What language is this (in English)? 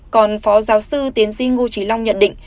Vietnamese